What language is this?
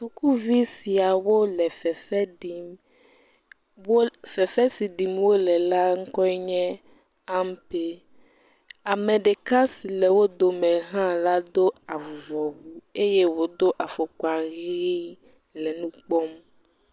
Ewe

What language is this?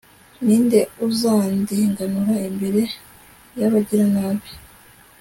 Kinyarwanda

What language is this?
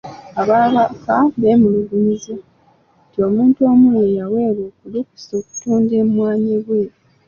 Ganda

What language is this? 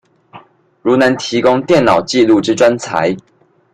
Chinese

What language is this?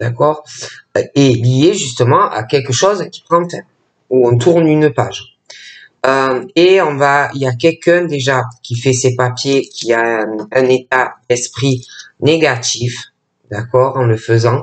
French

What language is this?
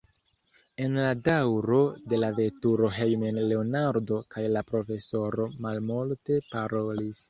Esperanto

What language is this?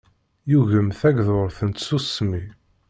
Kabyle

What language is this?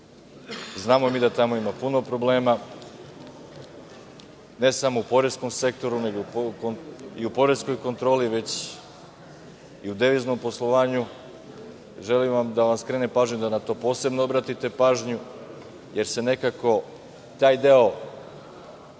Serbian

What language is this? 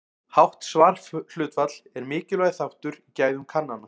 Icelandic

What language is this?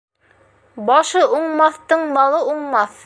Bashkir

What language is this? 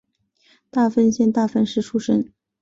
Chinese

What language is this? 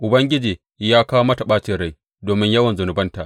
Hausa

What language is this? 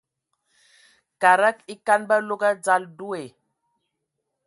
Ewondo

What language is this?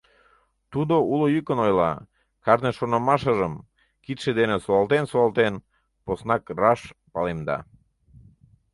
Mari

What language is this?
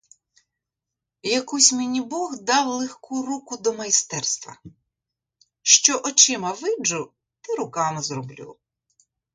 Ukrainian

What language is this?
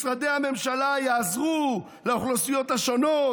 Hebrew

